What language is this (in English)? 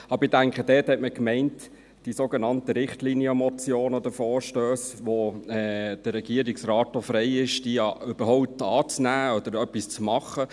Swiss German